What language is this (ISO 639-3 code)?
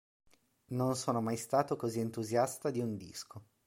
ita